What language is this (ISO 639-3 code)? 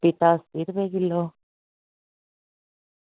doi